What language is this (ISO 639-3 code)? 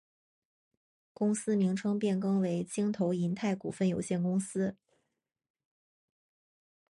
zho